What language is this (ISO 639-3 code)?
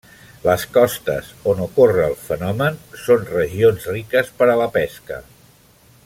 cat